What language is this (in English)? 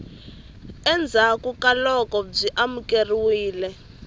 Tsonga